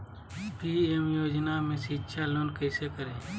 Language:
Magahi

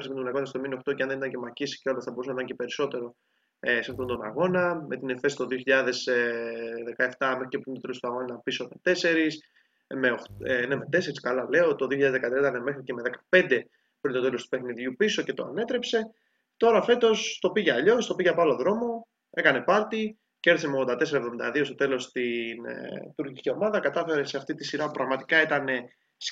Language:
Greek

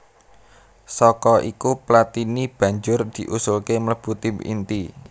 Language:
Javanese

